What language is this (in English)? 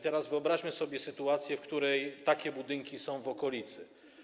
Polish